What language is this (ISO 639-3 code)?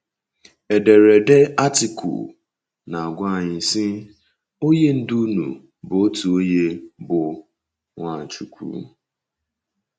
ibo